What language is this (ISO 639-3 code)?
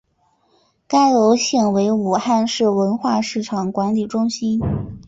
zho